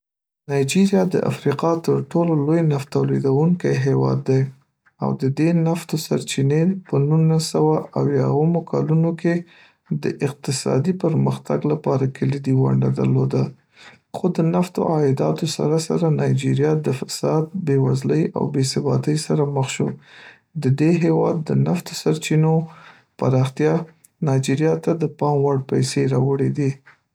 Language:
Pashto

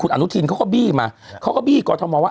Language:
Thai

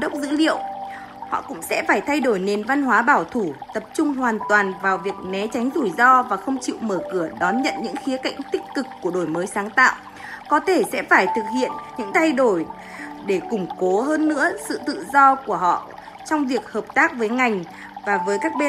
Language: Vietnamese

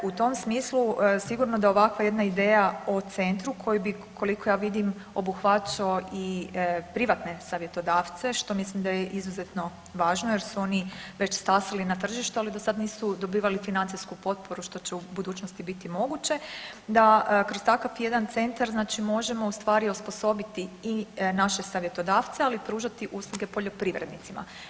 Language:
Croatian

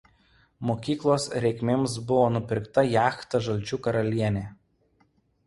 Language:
Lithuanian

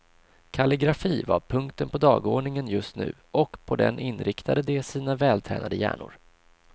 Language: Swedish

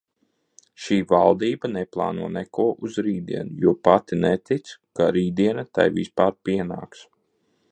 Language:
Latvian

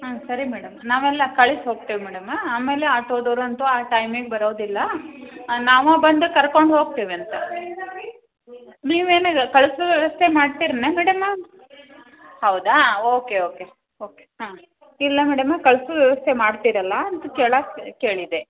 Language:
Kannada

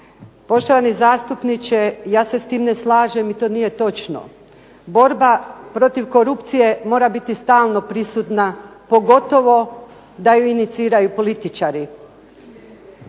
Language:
Croatian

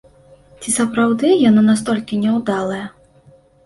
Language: Belarusian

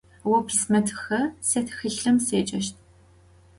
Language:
Adyghe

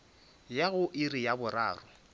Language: Northern Sotho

